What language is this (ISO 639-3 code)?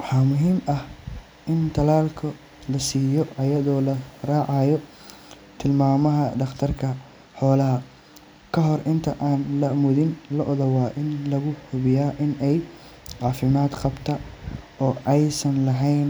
som